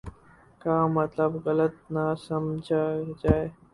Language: Urdu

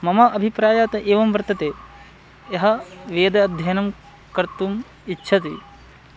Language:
Sanskrit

